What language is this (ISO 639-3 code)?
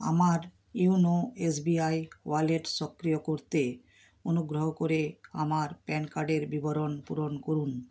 ben